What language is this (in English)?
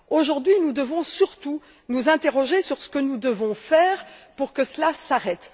French